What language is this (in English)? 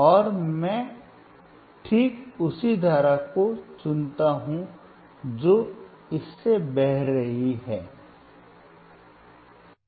Hindi